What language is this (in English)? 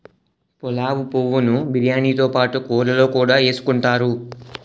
Telugu